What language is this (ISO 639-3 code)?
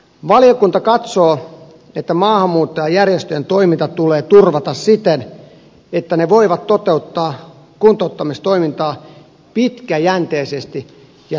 fin